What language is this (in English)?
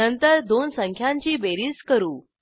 Marathi